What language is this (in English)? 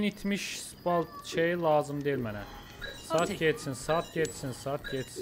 Turkish